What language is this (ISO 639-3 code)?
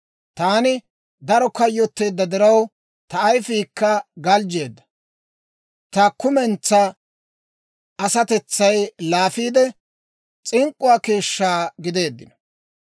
dwr